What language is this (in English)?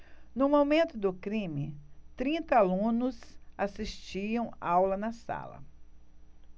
Portuguese